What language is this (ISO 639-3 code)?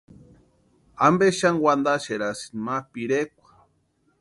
pua